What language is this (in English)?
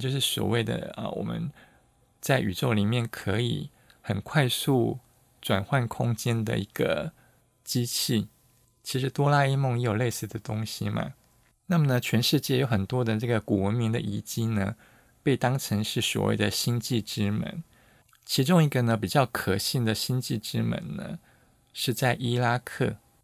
Chinese